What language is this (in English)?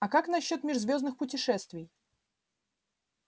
Russian